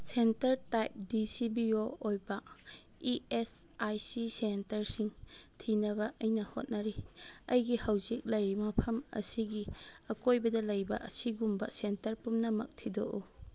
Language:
Manipuri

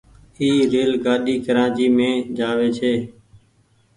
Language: Goaria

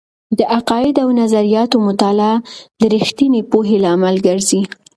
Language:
Pashto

